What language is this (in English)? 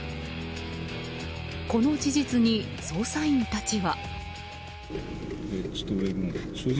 Japanese